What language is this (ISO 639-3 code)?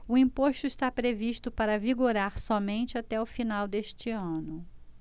por